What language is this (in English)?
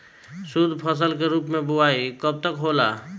Bhojpuri